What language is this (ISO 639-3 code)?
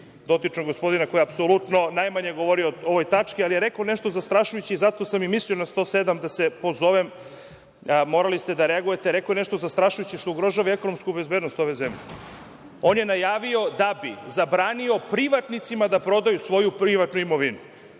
srp